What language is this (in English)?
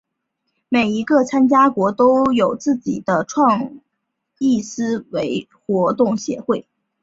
Chinese